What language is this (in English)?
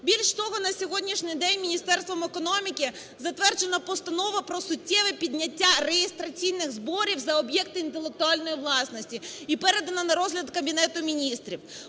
Ukrainian